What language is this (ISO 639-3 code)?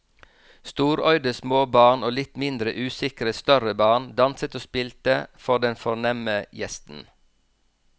nor